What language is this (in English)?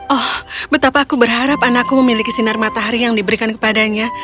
Indonesian